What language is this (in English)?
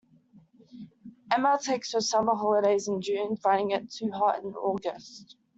English